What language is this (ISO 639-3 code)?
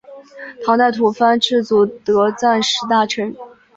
zho